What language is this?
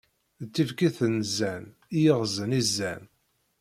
Kabyle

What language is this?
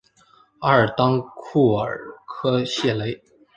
Chinese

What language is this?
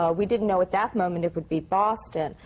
English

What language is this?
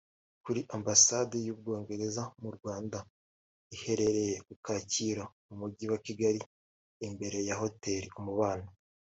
Kinyarwanda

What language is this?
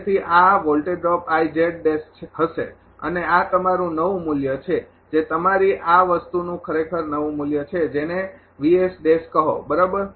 Gujarati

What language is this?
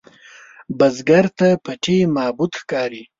Pashto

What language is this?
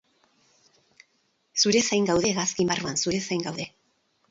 Basque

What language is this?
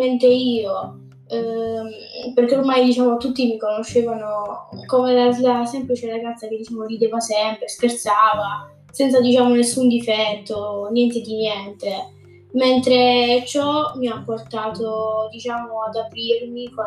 Italian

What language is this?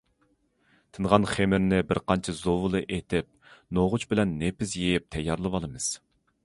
Uyghur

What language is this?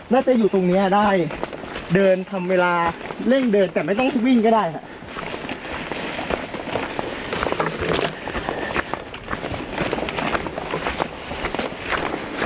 Thai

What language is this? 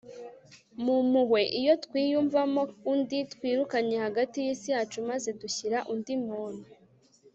Kinyarwanda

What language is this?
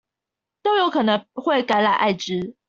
Chinese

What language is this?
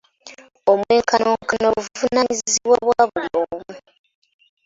Ganda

